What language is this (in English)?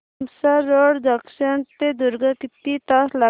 Marathi